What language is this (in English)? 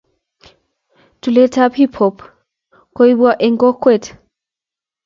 Kalenjin